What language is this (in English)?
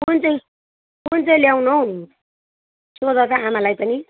Nepali